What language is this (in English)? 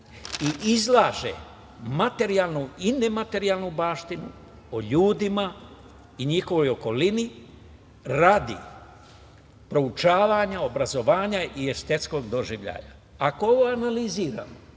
Serbian